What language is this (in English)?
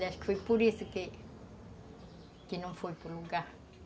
Portuguese